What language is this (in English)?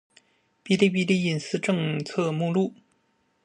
Chinese